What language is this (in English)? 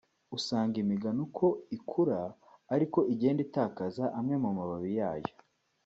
Kinyarwanda